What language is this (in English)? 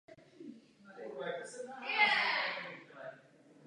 Czech